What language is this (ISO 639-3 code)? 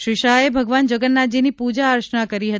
guj